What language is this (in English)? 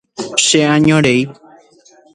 Guarani